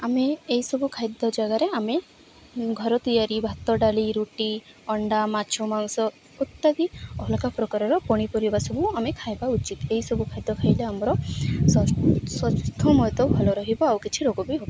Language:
Odia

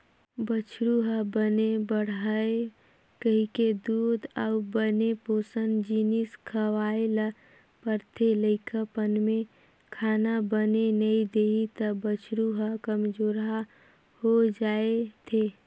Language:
Chhattisgarhi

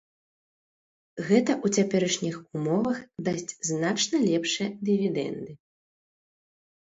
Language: Belarusian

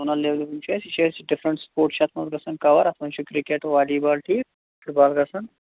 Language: Kashmiri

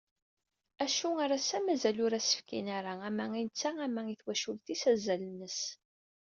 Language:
Kabyle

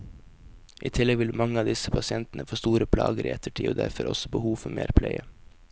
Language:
Norwegian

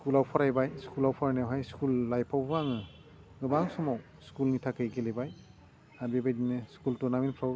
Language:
Bodo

